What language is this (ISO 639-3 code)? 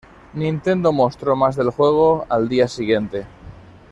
spa